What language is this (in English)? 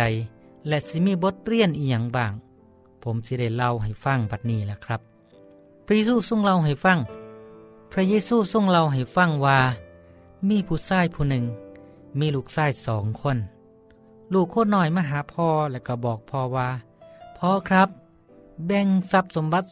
Thai